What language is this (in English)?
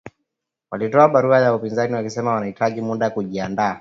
Swahili